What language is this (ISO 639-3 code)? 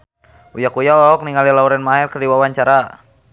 sun